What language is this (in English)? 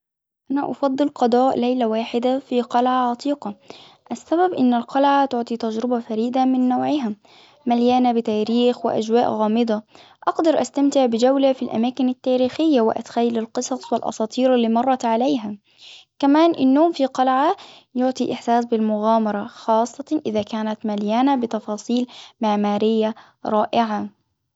Hijazi Arabic